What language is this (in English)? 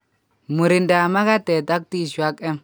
Kalenjin